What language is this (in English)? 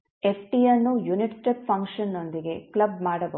Kannada